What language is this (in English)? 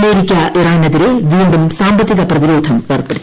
Malayalam